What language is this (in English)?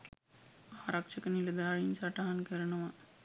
Sinhala